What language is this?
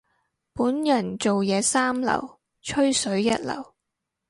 Cantonese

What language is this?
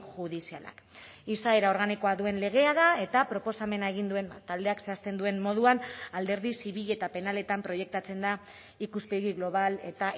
Basque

